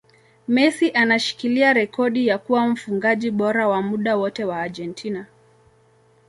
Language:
Swahili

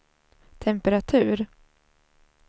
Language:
Swedish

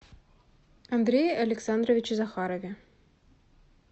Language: Russian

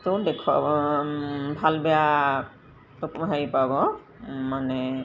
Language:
Assamese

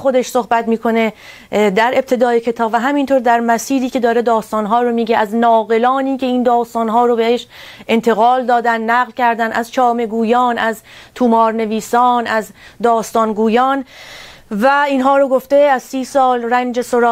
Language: Persian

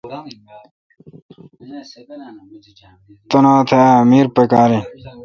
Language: Kalkoti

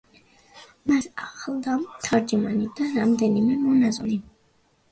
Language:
Georgian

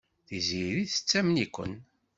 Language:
Kabyle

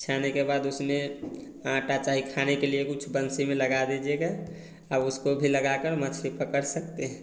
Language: Hindi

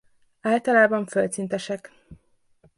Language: Hungarian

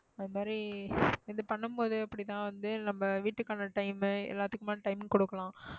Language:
Tamil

